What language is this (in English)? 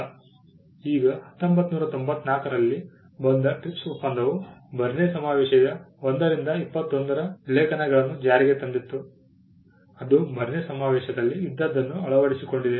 Kannada